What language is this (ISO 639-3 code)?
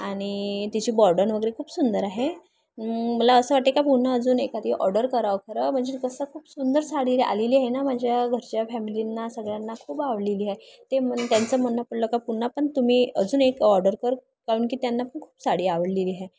mar